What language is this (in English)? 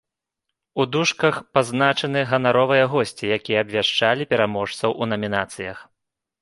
Belarusian